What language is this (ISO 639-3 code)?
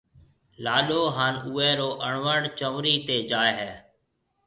mve